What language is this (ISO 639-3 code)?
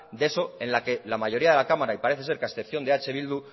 spa